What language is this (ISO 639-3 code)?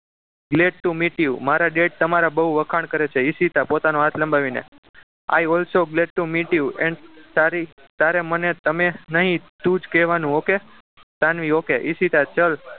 guj